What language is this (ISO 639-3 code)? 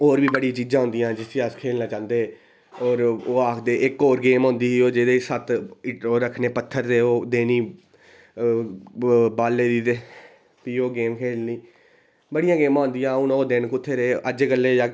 doi